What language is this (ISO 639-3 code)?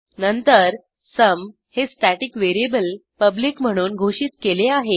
mar